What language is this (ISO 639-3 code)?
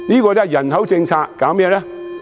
yue